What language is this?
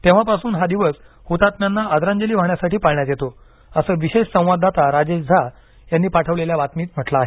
Marathi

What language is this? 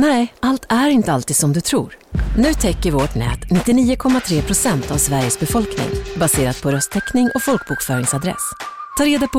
Swedish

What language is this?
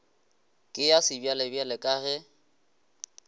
Northern Sotho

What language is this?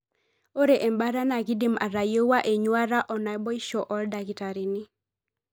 Masai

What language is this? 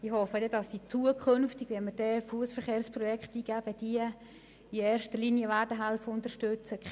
Swiss German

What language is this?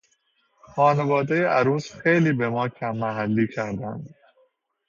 Persian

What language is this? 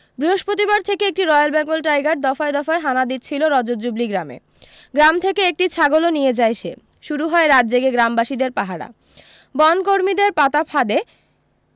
Bangla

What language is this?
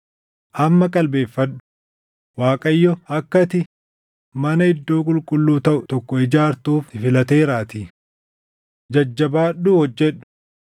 Oromo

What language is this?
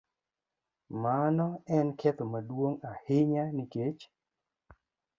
Luo (Kenya and Tanzania)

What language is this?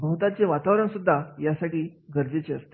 Marathi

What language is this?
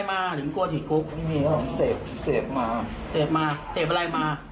Thai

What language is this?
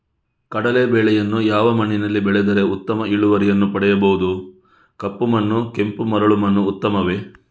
Kannada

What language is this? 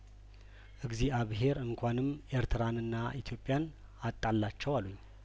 Amharic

